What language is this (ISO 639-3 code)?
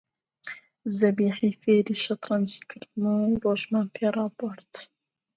ckb